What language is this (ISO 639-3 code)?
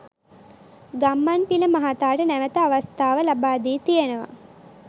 sin